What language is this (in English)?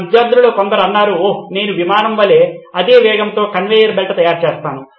Telugu